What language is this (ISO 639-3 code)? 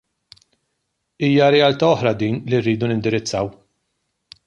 mlt